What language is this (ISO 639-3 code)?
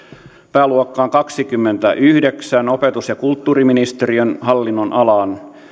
fin